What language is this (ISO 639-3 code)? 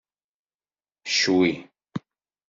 kab